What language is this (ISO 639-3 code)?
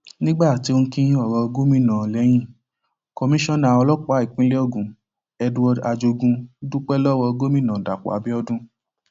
yor